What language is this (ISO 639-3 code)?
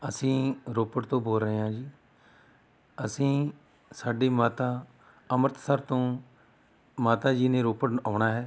pan